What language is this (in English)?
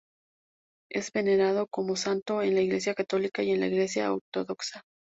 Spanish